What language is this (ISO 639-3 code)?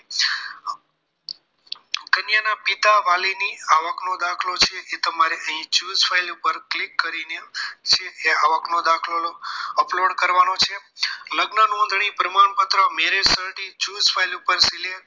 guj